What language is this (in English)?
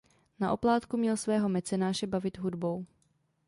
Czech